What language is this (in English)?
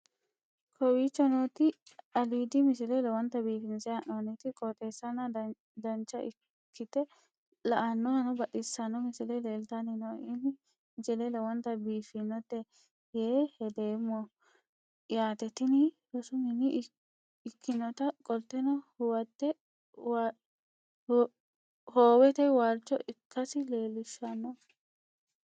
Sidamo